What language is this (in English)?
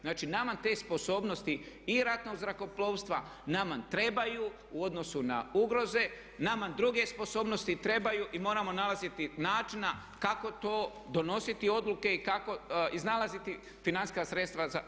Croatian